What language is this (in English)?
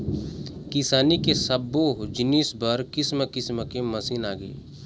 Chhattisgarhi